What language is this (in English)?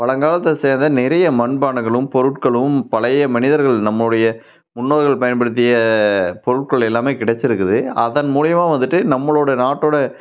Tamil